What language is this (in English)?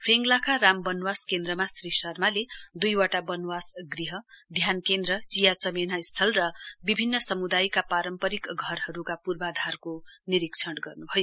Nepali